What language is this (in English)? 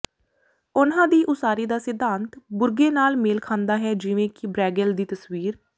Punjabi